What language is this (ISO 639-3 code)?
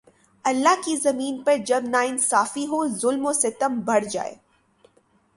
urd